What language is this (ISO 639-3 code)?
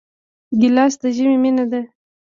pus